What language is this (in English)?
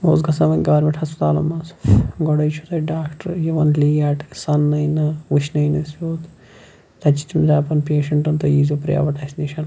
Kashmiri